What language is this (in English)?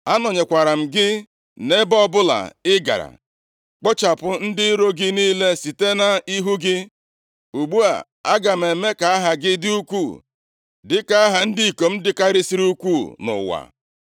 Igbo